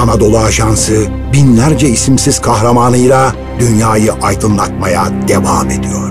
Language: Turkish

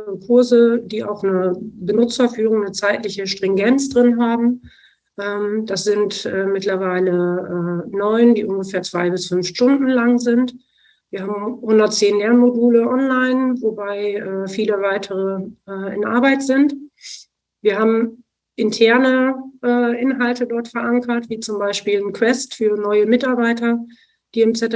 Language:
German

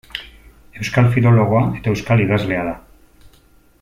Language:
Basque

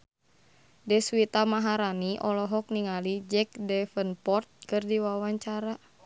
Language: Sundanese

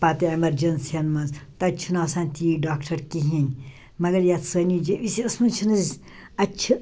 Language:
Kashmiri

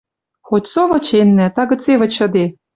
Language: Western Mari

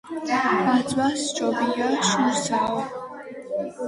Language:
Georgian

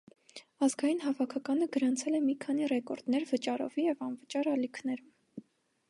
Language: Armenian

